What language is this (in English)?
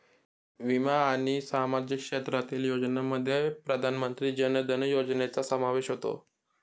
Marathi